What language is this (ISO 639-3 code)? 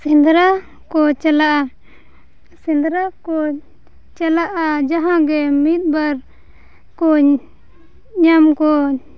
sat